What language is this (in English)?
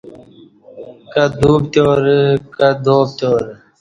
Kati